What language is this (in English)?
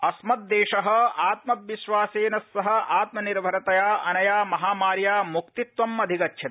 Sanskrit